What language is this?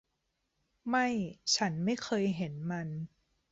Thai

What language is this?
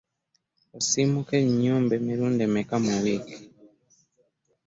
Ganda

